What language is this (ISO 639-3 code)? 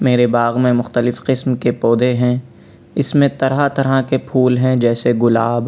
urd